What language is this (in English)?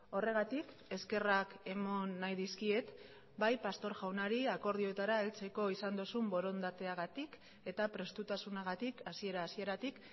Basque